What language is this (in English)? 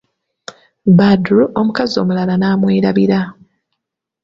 Ganda